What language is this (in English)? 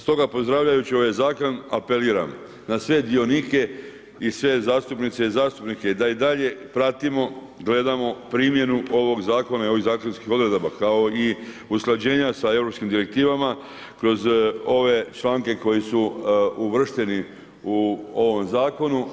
Croatian